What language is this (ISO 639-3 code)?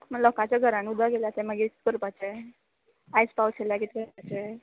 kok